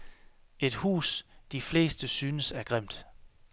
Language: Danish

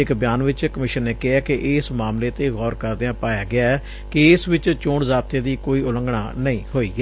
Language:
Punjabi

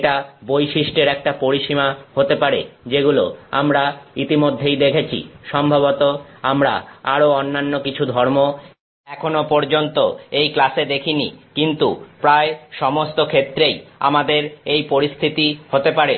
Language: Bangla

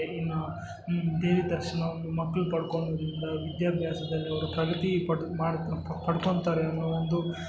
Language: Kannada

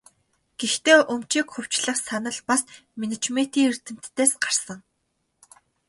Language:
Mongolian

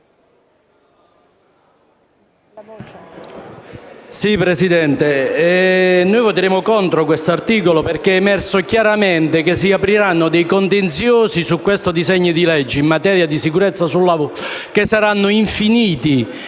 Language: Italian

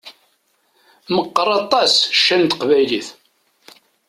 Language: Kabyle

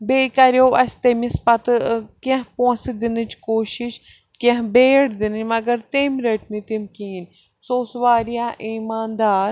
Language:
Kashmiri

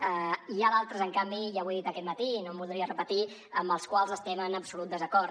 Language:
Catalan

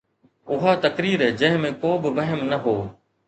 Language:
Sindhi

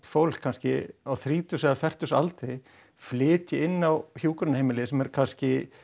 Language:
Icelandic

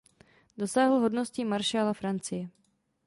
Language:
Czech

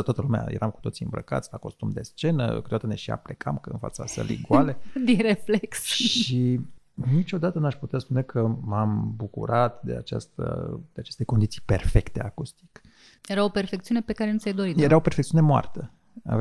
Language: Romanian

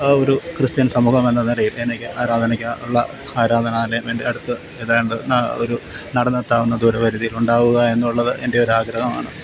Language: Malayalam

